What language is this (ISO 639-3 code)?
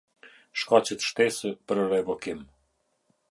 sqi